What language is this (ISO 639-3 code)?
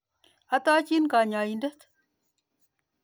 kln